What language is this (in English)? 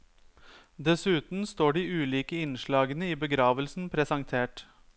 Norwegian